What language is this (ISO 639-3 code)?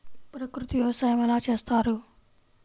tel